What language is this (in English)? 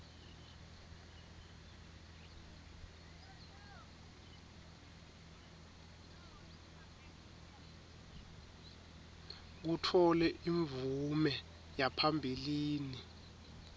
Swati